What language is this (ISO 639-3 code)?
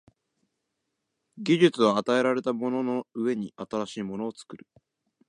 jpn